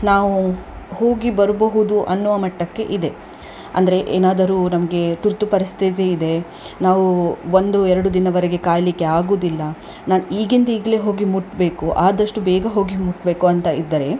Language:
Kannada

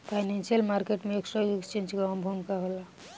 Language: Bhojpuri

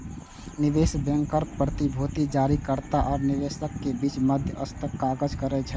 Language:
Maithili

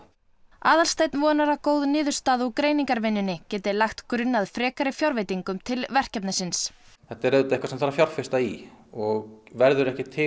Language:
Icelandic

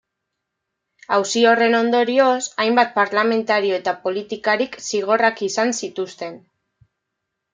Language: Basque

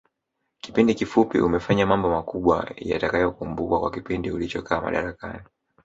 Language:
Swahili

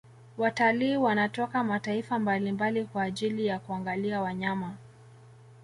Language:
Swahili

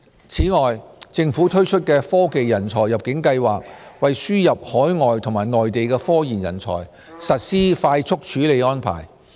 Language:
Cantonese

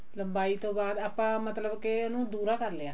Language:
Punjabi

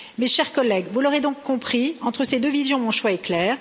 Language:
French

